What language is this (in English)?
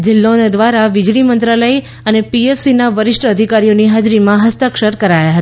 Gujarati